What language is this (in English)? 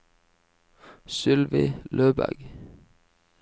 Norwegian